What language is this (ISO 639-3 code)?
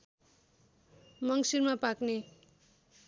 nep